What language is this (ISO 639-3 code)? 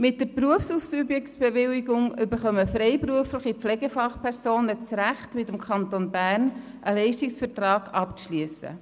gsw